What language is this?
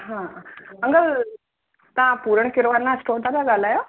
Sindhi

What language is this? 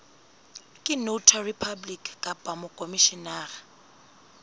Southern Sotho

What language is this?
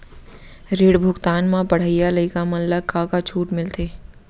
Chhattisgarhi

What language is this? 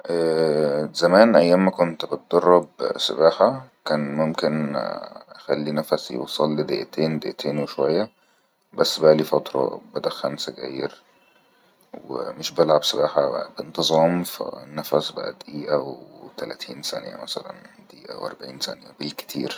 Egyptian Arabic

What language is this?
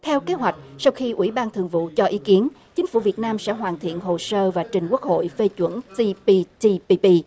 Vietnamese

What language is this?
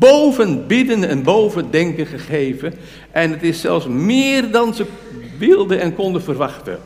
Dutch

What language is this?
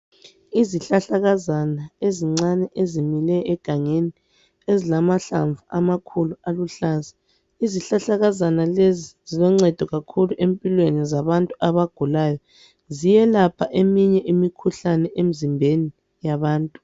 North Ndebele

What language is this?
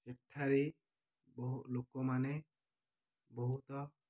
Odia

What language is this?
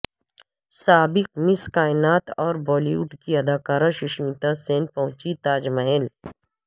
Urdu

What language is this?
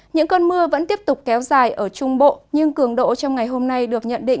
Vietnamese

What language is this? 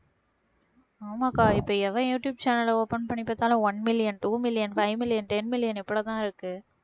Tamil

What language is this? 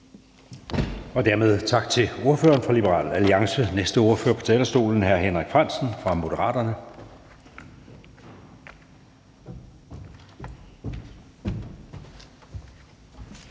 Danish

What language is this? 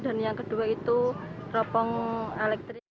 Indonesian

